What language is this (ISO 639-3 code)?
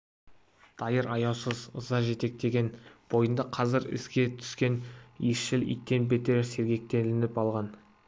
kaz